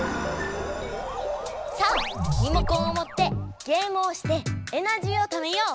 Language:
Japanese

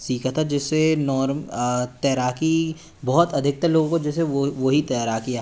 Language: Hindi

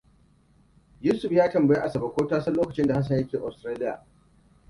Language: Hausa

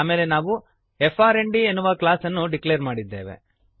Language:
Kannada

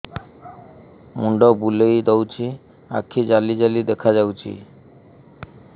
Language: Odia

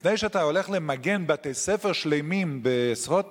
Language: Hebrew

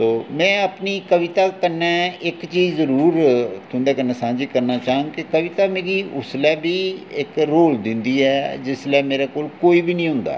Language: Dogri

